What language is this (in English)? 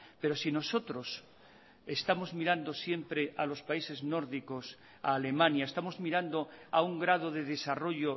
Spanish